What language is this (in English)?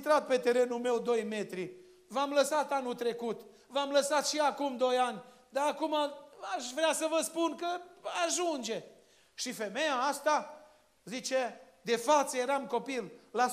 Romanian